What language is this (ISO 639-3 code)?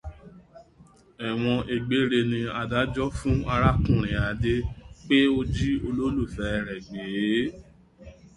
yor